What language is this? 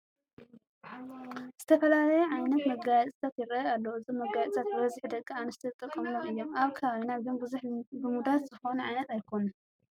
Tigrinya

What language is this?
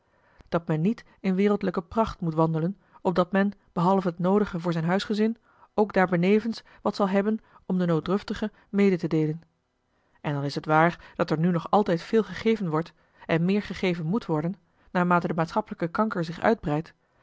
Dutch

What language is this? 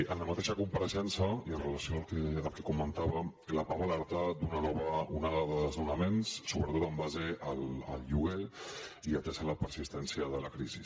Catalan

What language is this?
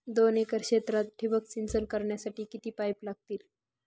Marathi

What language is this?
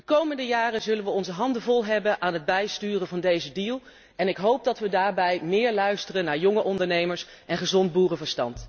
Dutch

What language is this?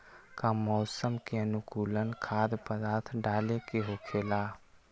Magahi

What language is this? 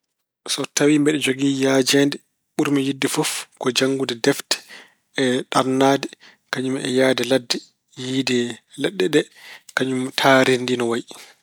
Fula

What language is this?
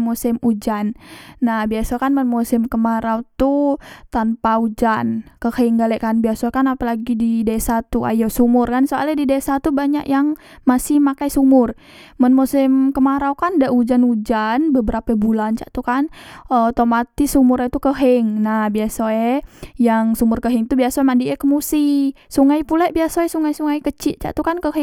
Musi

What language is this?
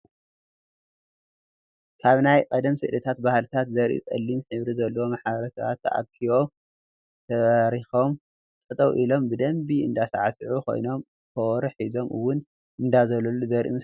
Tigrinya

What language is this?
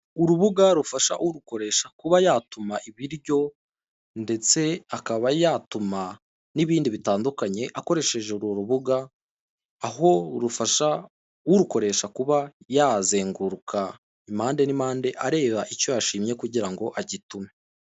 Kinyarwanda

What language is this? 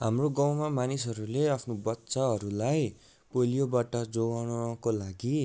Nepali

